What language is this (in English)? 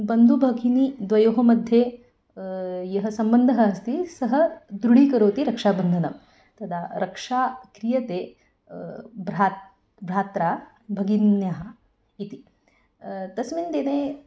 Sanskrit